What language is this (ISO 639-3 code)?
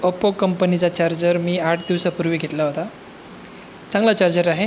mar